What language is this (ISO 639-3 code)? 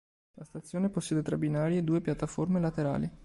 ita